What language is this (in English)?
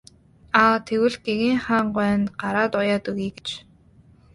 Mongolian